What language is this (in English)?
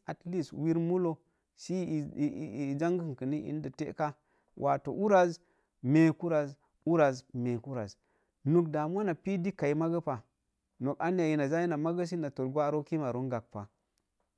Mom Jango